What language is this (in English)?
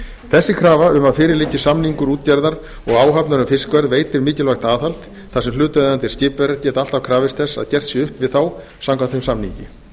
Icelandic